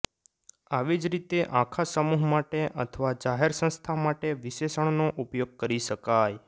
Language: Gujarati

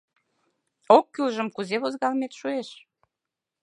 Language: Mari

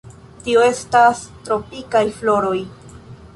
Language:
Esperanto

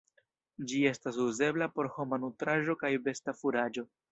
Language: Esperanto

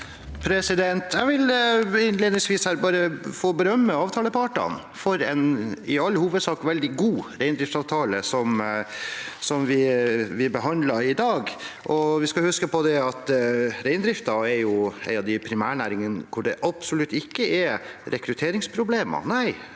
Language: Norwegian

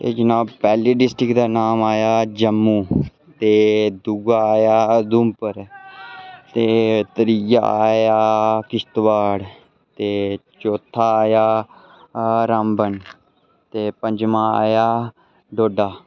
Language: Dogri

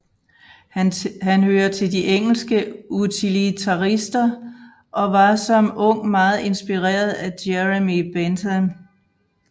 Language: Danish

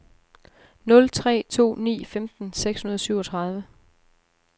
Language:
Danish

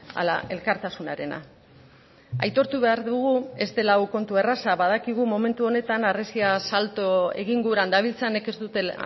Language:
Basque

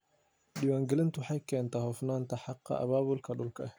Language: Somali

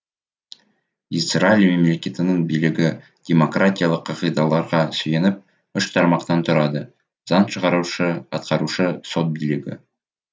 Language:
Kazakh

